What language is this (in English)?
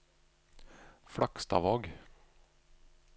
Norwegian